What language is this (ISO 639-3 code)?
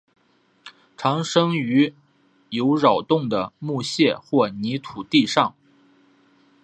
zho